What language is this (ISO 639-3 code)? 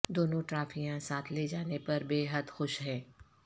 urd